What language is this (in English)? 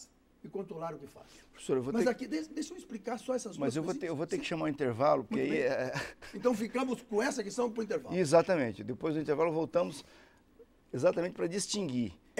Portuguese